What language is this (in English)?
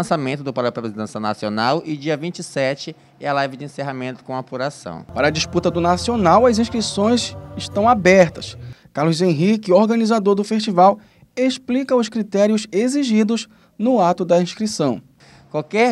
Portuguese